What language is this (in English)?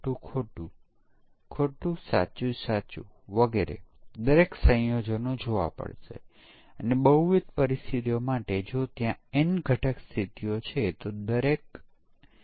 Gujarati